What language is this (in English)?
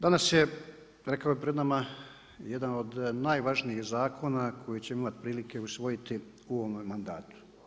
Croatian